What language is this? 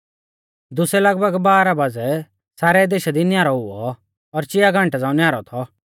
Mahasu Pahari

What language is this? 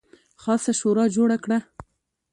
Pashto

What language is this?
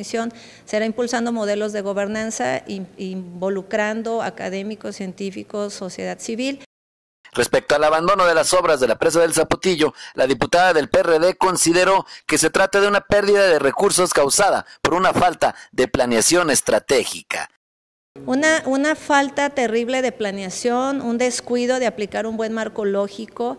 Spanish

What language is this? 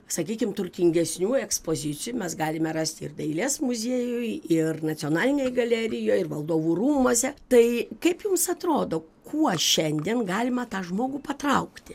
Lithuanian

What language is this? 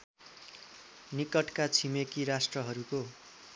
Nepali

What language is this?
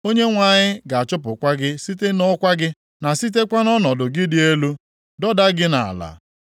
Igbo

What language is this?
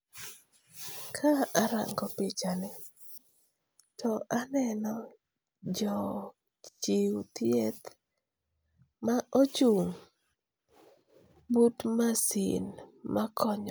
Luo (Kenya and Tanzania)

